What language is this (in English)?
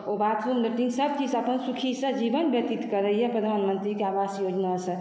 Maithili